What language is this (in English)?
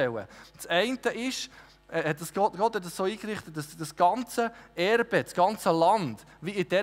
German